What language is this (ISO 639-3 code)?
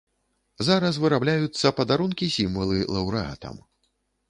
bel